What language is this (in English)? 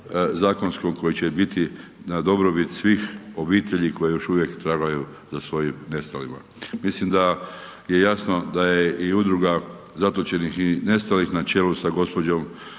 Croatian